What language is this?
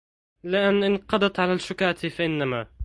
Arabic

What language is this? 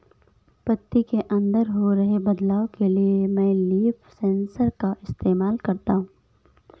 Hindi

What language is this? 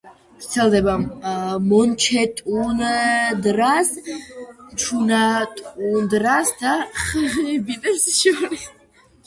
Georgian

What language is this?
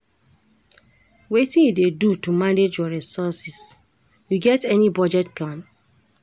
Nigerian Pidgin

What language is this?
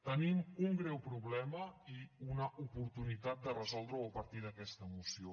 Catalan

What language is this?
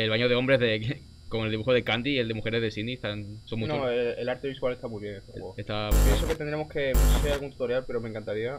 Spanish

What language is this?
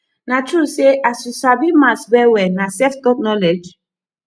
Nigerian Pidgin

